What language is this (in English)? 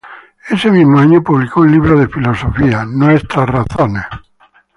Spanish